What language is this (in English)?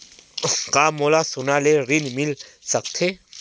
Chhattisgarhi